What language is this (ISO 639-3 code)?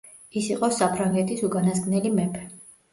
kat